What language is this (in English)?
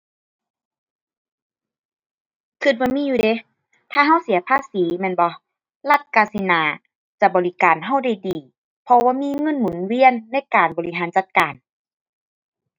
Thai